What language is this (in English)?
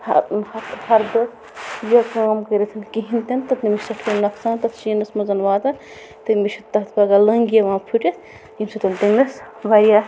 Kashmiri